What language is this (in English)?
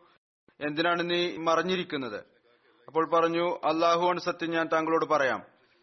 Malayalam